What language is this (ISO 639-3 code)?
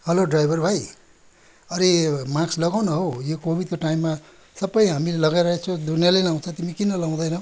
nep